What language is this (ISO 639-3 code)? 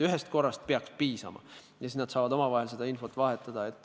est